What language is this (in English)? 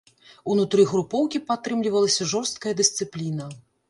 Belarusian